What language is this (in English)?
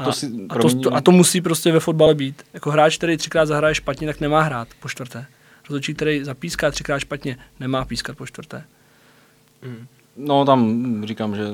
Czech